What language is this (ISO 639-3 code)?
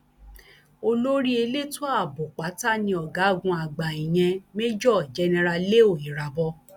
yor